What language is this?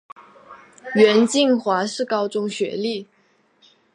Chinese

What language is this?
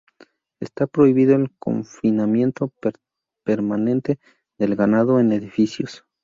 Spanish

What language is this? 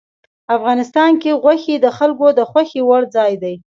Pashto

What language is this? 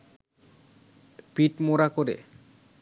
Bangla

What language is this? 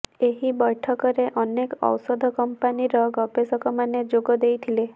Odia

